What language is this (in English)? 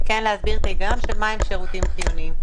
Hebrew